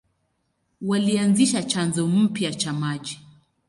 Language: Swahili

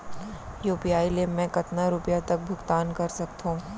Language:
Chhattisgarhi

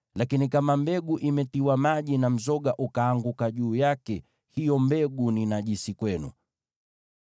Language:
Swahili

